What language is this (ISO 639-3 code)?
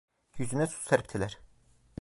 tur